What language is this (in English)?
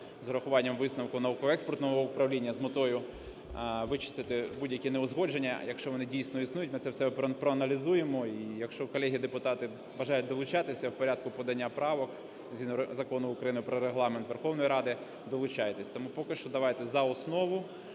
Ukrainian